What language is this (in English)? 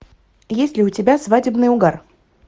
Russian